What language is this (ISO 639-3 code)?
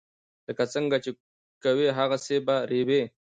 pus